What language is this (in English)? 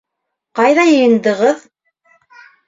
Bashkir